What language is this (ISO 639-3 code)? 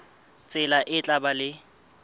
sot